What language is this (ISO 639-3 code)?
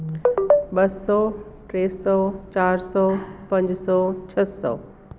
snd